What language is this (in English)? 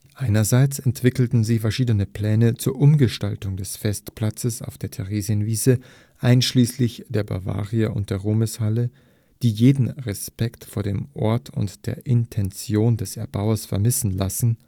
German